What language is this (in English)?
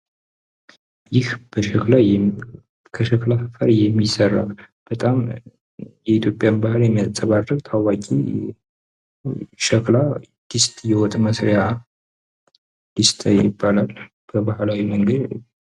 Amharic